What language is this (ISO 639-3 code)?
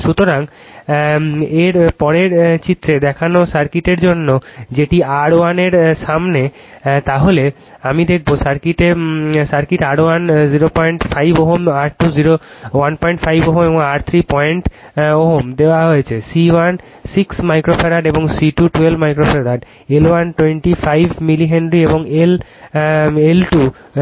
ben